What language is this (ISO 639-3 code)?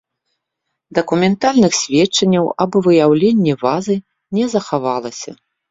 bel